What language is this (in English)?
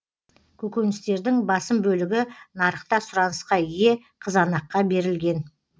Kazakh